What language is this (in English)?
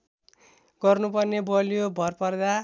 Nepali